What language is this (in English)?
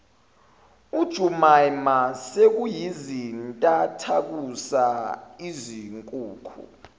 Zulu